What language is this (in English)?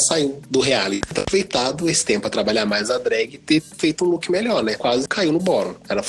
Portuguese